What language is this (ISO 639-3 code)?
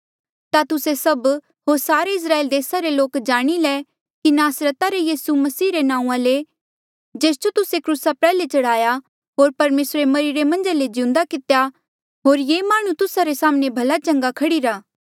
mjl